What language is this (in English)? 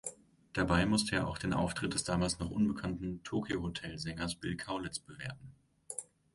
German